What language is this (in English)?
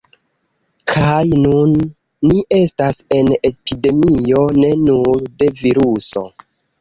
Esperanto